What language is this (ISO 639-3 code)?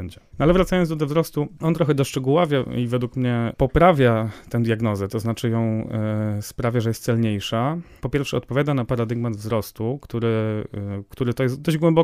pol